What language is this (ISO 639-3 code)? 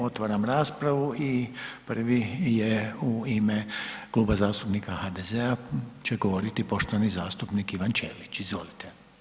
hrv